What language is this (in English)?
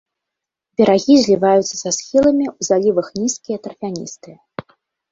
Belarusian